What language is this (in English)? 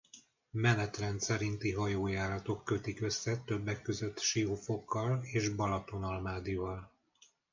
Hungarian